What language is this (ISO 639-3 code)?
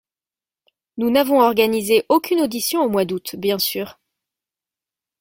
fra